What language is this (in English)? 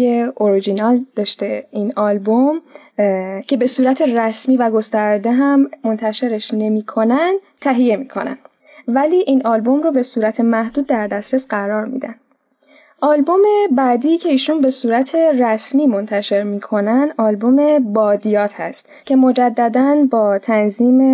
Persian